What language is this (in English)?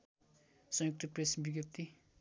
Nepali